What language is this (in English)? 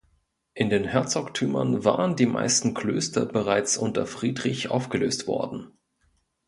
German